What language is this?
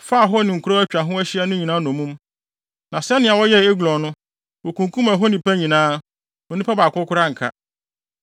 Akan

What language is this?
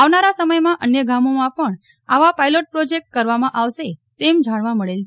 Gujarati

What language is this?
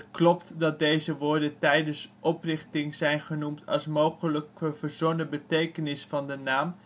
Dutch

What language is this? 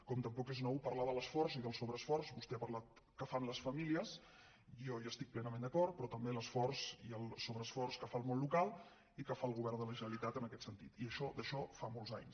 Catalan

